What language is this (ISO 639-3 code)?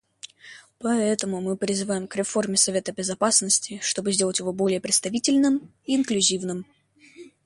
rus